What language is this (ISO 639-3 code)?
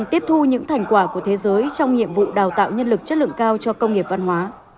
vie